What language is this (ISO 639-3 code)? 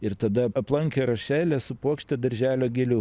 lit